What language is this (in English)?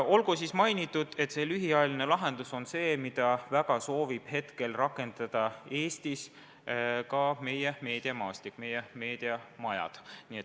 Estonian